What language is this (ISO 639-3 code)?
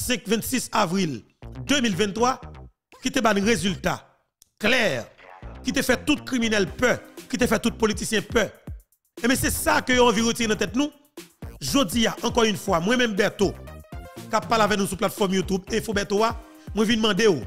fra